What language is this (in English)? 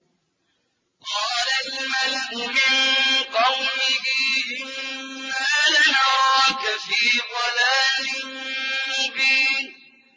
Arabic